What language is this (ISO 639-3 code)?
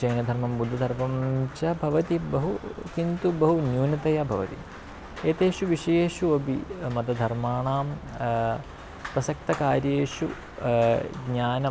san